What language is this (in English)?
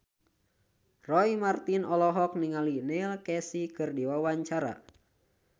Sundanese